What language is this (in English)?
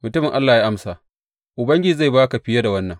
Hausa